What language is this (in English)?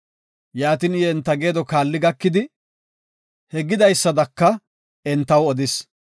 Gofa